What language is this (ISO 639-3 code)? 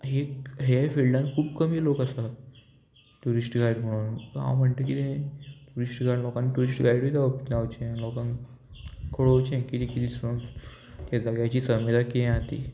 kok